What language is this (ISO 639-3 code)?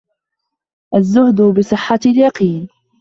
ara